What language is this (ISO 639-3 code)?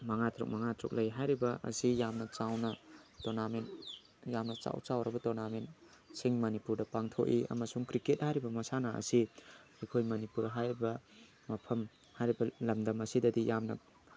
mni